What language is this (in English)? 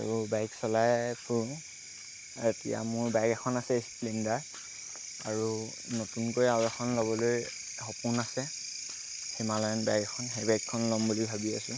Assamese